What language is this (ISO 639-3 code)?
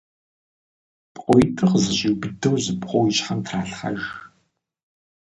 kbd